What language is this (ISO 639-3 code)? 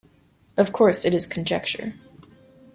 eng